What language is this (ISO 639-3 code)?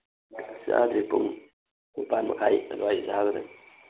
mni